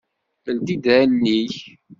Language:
Kabyle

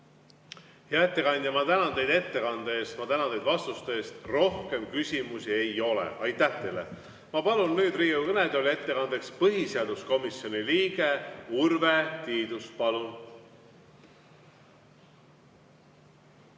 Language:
Estonian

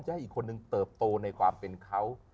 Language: Thai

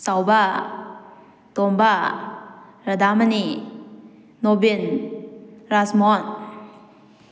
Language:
Manipuri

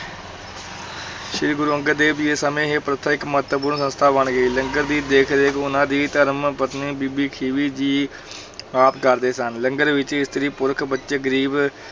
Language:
Punjabi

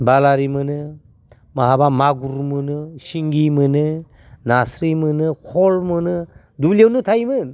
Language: Bodo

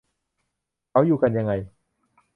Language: Thai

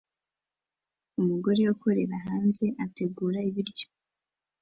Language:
Kinyarwanda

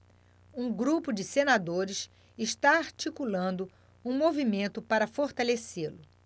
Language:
Portuguese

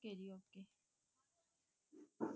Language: Punjabi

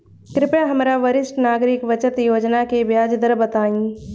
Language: Bhojpuri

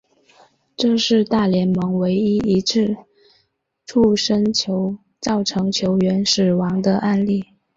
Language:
Chinese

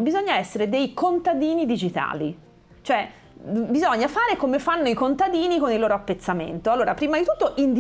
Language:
Italian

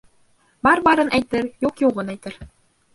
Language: Bashkir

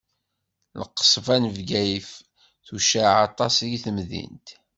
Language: Kabyle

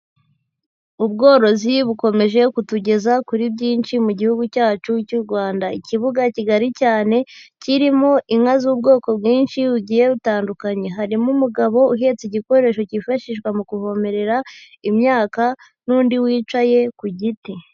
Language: Kinyarwanda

